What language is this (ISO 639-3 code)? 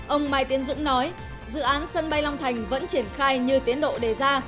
vie